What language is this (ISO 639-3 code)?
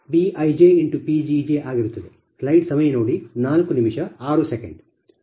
kan